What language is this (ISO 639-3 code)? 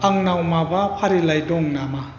brx